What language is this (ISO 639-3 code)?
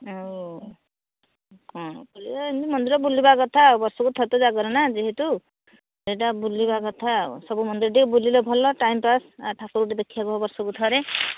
ori